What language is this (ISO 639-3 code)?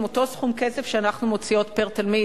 heb